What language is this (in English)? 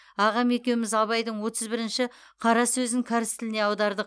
Kazakh